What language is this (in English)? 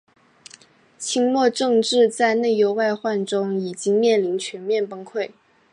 Chinese